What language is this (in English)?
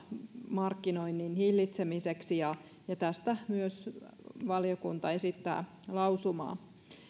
Finnish